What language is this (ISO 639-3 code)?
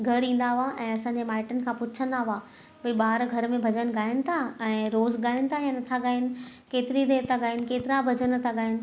snd